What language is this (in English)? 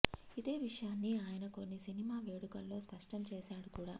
Telugu